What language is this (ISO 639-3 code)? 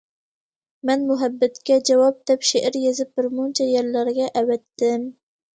uig